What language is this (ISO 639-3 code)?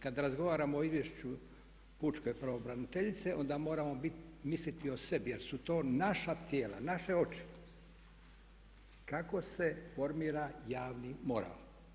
hrv